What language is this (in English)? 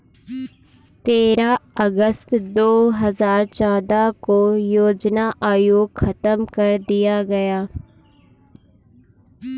Hindi